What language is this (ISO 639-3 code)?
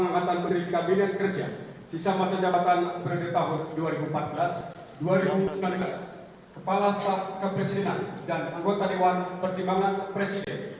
ind